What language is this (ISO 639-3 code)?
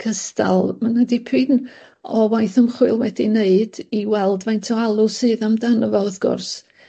cym